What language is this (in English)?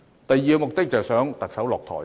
Cantonese